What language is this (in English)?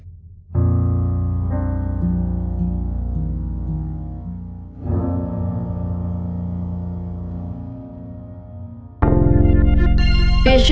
Indonesian